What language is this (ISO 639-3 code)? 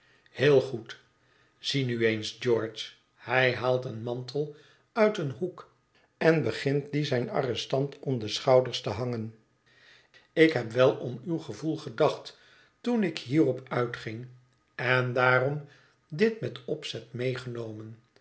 nld